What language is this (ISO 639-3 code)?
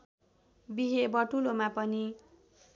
nep